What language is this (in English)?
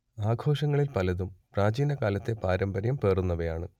Malayalam